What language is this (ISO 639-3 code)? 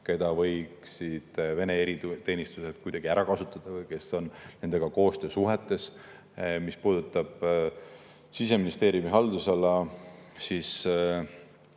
est